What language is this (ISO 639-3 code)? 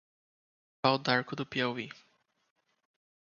por